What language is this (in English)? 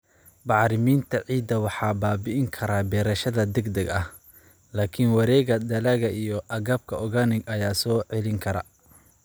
Somali